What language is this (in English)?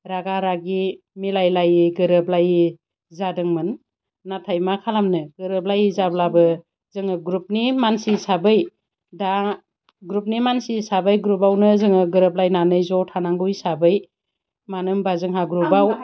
Bodo